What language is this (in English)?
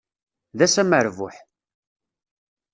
Kabyle